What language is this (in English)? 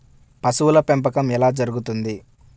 Telugu